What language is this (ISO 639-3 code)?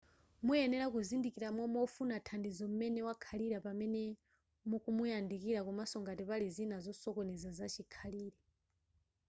nya